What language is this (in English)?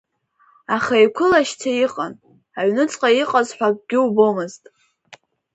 Abkhazian